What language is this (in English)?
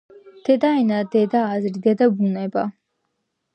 Georgian